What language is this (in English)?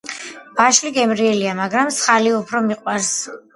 Georgian